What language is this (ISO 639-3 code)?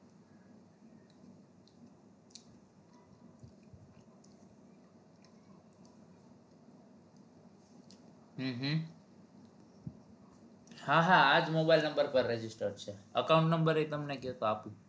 guj